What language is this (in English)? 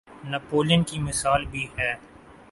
Urdu